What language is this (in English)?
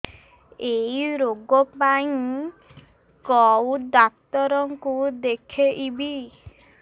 Odia